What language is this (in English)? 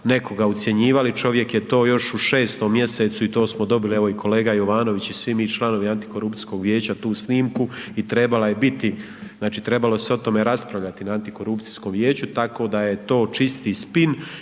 Croatian